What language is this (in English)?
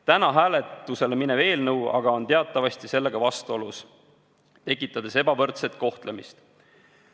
Estonian